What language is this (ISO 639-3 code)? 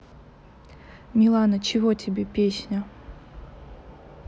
rus